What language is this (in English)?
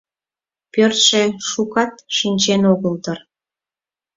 Mari